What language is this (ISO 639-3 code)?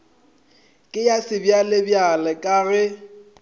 nso